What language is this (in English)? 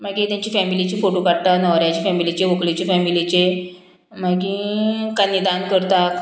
Konkani